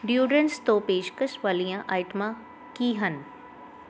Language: Punjabi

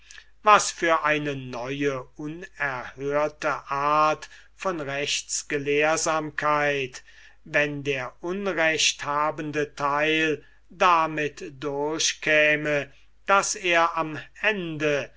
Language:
German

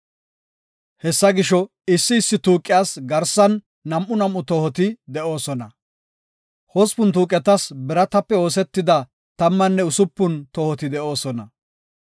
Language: Gofa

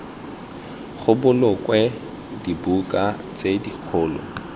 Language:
Tswana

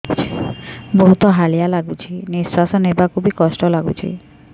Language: Odia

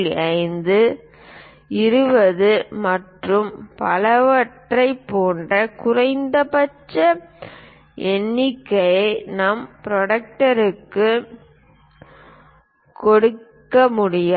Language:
Tamil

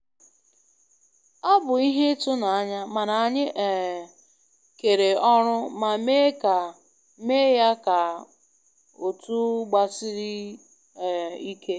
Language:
Igbo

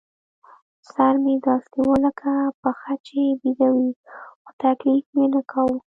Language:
Pashto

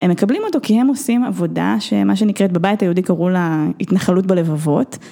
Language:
Hebrew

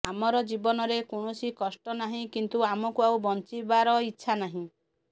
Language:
Odia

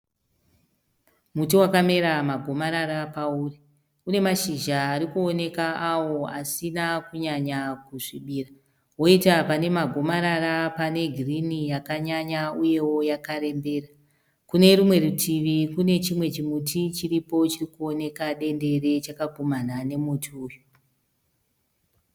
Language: Shona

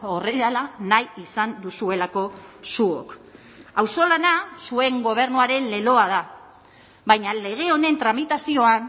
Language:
Basque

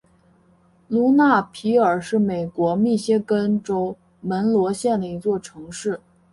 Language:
Chinese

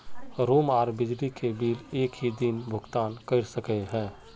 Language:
Magahi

